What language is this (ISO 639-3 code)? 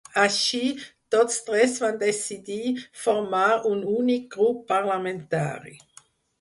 cat